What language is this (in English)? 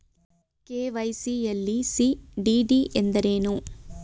Kannada